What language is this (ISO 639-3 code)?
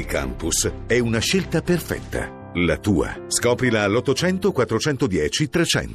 ita